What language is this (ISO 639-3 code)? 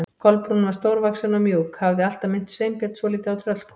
isl